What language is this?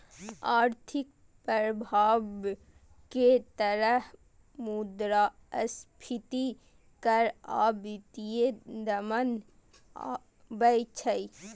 Maithili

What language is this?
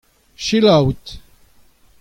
Breton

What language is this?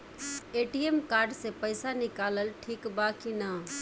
Bhojpuri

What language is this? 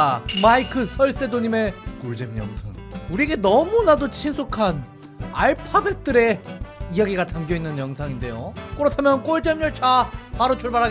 Korean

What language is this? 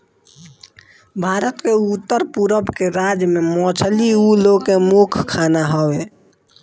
Bhojpuri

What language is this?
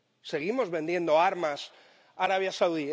Spanish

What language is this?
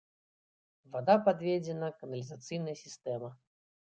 Belarusian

